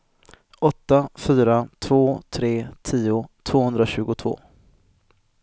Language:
Swedish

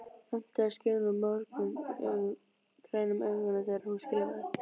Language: Icelandic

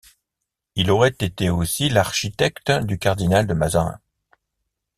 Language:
French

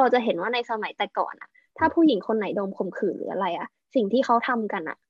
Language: Thai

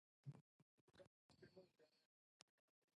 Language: Chinese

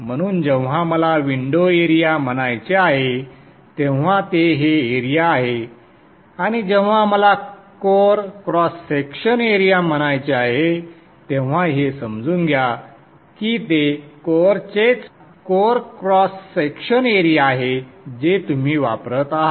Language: Marathi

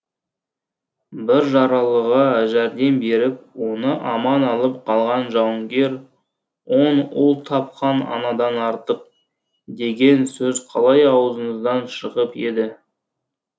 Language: Kazakh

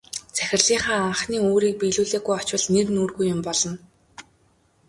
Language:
Mongolian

